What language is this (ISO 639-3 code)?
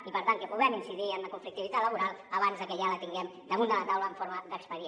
cat